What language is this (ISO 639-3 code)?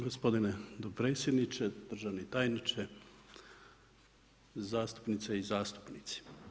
hrv